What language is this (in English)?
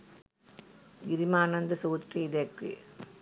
Sinhala